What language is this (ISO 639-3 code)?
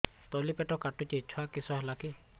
ori